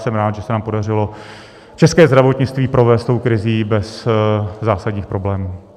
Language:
Czech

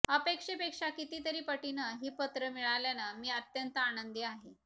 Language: Marathi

